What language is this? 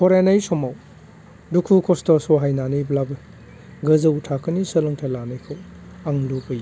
Bodo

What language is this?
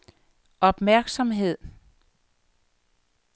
Danish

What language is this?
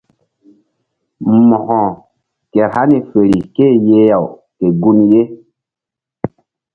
Mbum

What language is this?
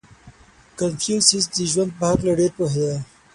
Pashto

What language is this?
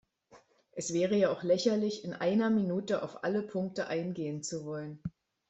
German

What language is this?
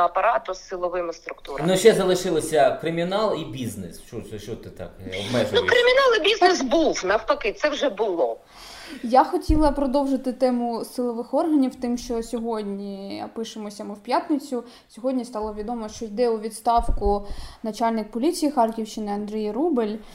Ukrainian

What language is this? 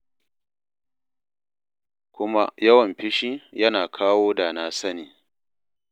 Hausa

